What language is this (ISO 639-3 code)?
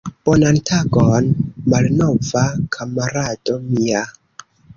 epo